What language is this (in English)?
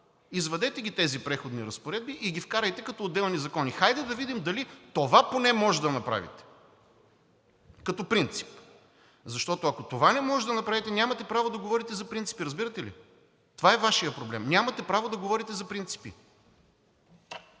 Bulgarian